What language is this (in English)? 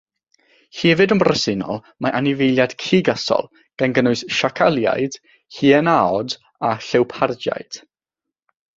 Welsh